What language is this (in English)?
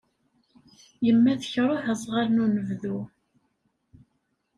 Kabyle